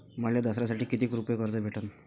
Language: Marathi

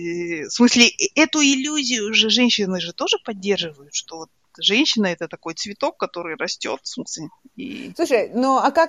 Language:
Russian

